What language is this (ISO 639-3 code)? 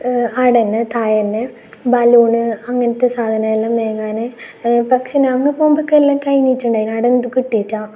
mal